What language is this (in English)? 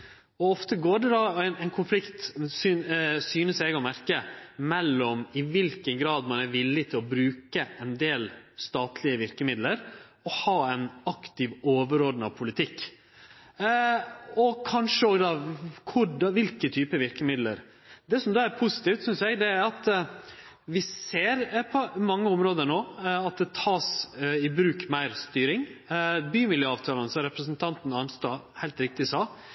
Norwegian Nynorsk